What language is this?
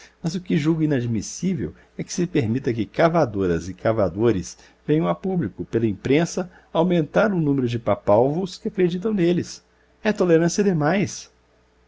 Portuguese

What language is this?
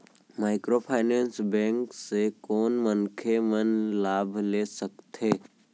Chhattisgarhi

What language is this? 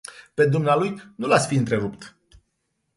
Romanian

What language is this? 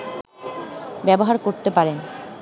Bangla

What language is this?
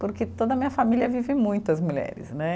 Portuguese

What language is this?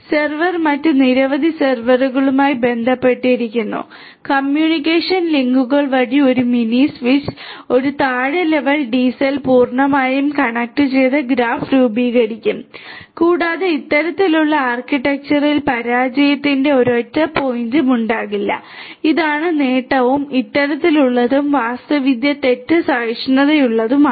Malayalam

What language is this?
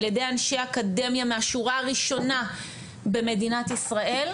Hebrew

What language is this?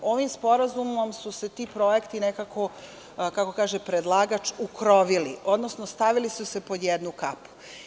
Serbian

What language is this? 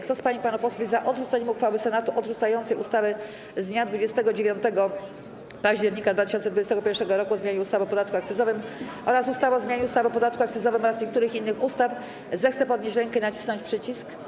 Polish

